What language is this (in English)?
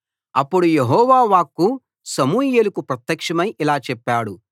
Telugu